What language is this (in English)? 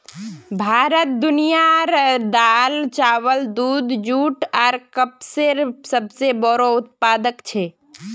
Magahi